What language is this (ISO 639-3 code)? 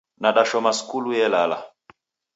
dav